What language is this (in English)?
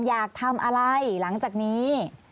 Thai